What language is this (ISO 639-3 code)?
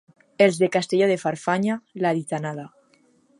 cat